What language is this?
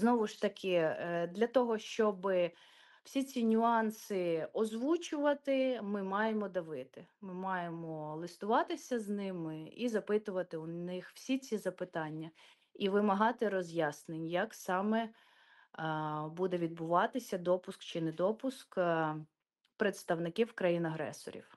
Ukrainian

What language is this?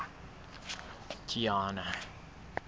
Southern Sotho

